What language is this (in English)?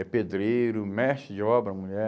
Portuguese